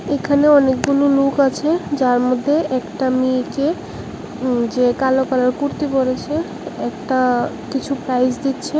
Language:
Bangla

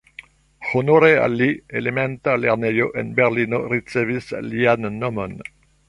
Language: Esperanto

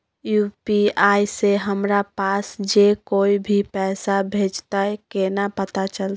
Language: Maithili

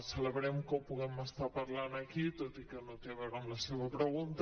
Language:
Catalan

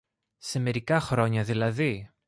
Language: Greek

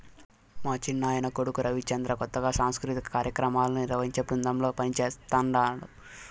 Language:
Telugu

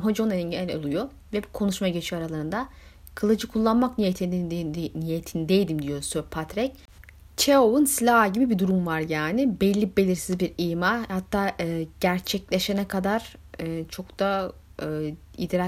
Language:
Turkish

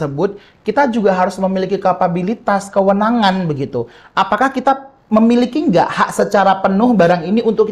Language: Indonesian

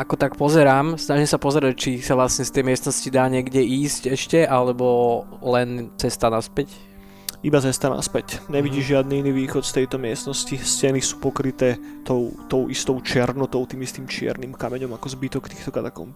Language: Slovak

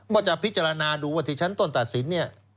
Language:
Thai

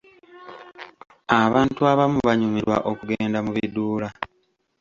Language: Ganda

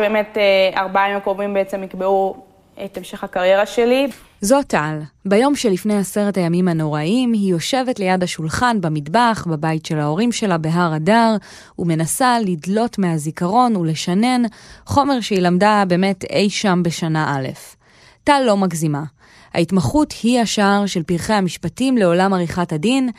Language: Hebrew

